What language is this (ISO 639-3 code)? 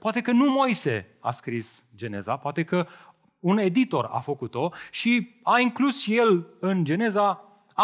ron